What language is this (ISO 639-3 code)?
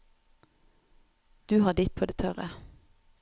nor